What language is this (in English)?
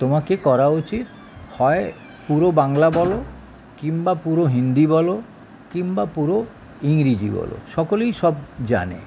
Bangla